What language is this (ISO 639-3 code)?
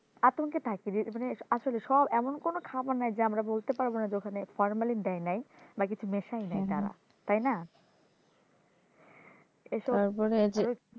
ben